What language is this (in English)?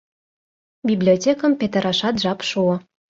Mari